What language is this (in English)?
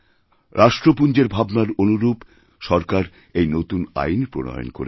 Bangla